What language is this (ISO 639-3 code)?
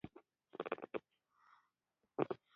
pus